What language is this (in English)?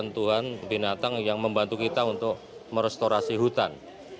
Indonesian